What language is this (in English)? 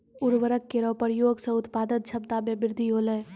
Maithili